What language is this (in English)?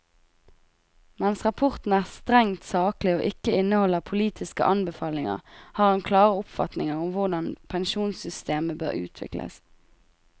Norwegian